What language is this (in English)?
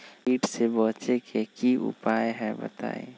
Magahi